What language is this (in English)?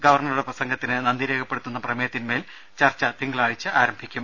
Malayalam